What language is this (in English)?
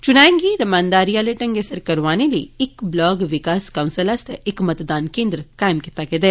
Dogri